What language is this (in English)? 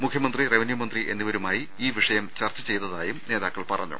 Malayalam